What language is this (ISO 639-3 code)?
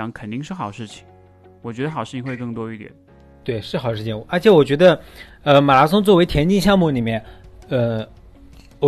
zho